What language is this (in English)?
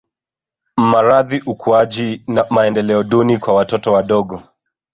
Swahili